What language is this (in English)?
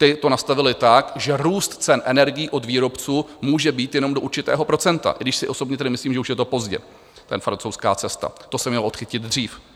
Czech